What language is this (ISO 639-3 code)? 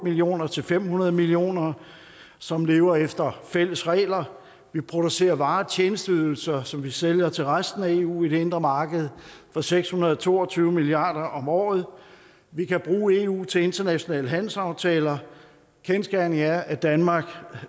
dan